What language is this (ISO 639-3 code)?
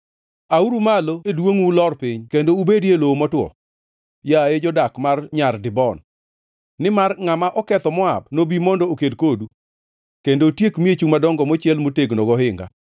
luo